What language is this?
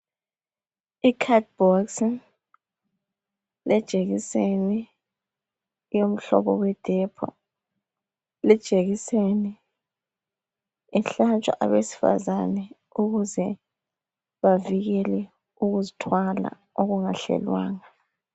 North Ndebele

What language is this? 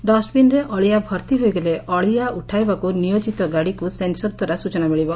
Odia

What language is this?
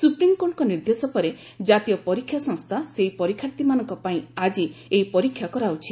Odia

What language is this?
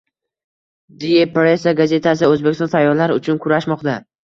Uzbek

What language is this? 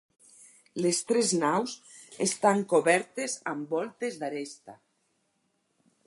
Catalan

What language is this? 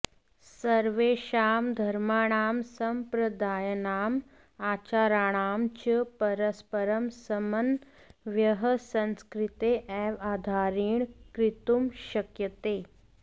Sanskrit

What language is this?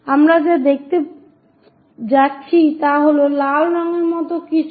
Bangla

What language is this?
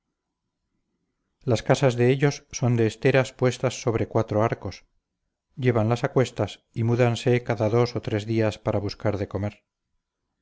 Spanish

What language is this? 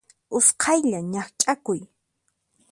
Puno Quechua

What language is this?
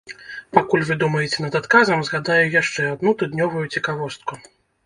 Belarusian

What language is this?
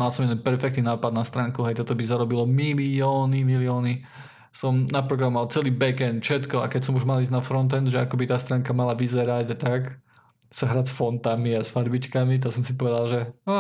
Slovak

